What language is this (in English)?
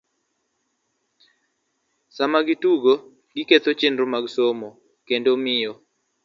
Luo (Kenya and Tanzania)